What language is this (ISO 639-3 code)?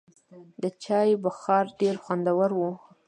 pus